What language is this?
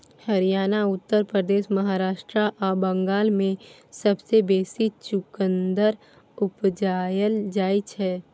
Maithili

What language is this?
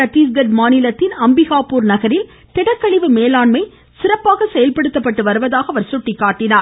Tamil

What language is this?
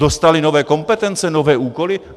Czech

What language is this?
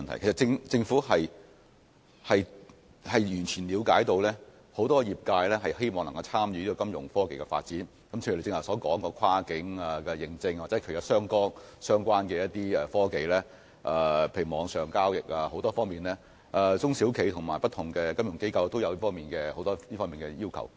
Cantonese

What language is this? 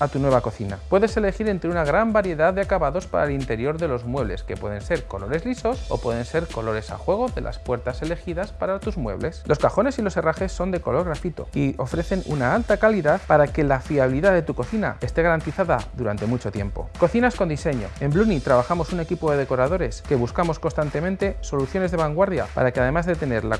Spanish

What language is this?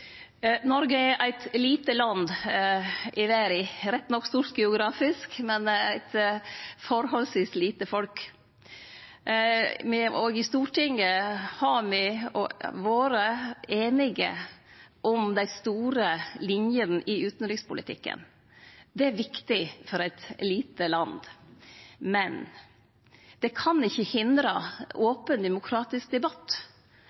Norwegian Nynorsk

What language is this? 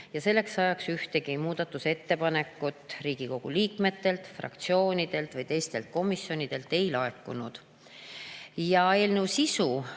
Estonian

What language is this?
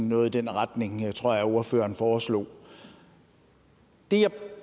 Danish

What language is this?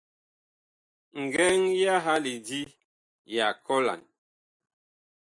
Bakoko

